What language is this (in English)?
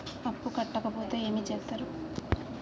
Telugu